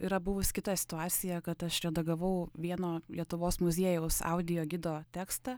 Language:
Lithuanian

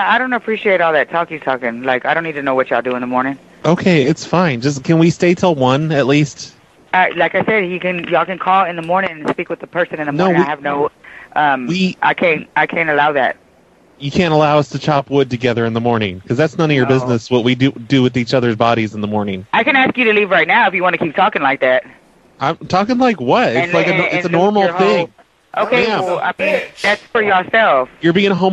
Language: English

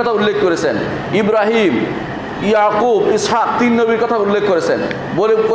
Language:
Turkish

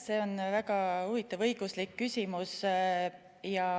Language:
Estonian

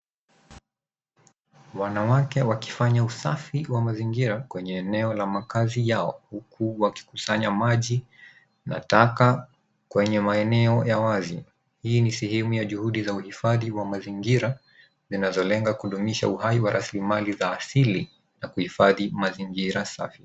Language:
Swahili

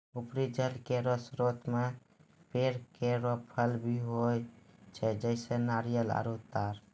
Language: Maithili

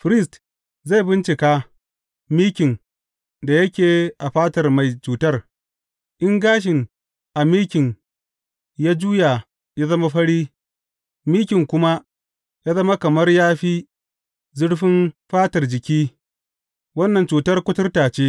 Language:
Hausa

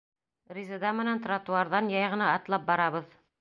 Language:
Bashkir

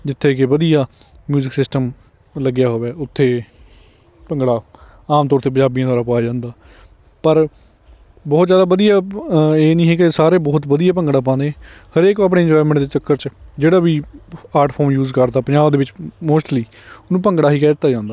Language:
Punjabi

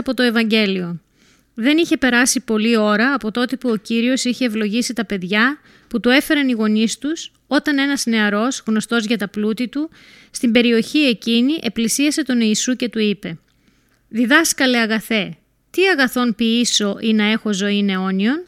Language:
Greek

